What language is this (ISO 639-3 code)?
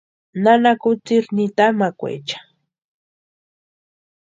pua